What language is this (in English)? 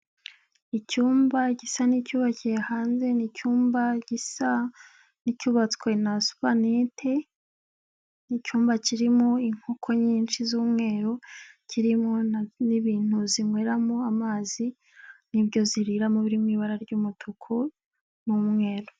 Kinyarwanda